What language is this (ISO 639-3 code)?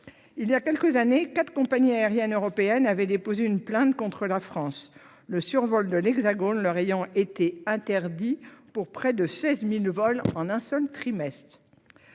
fra